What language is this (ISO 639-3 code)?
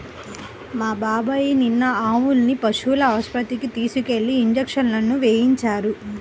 tel